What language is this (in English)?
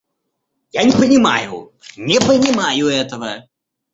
Russian